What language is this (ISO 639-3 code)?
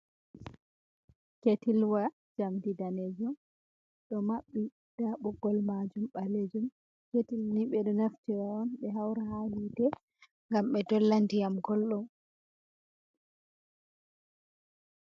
ful